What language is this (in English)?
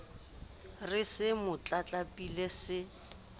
Southern Sotho